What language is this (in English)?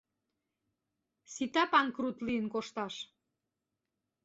Mari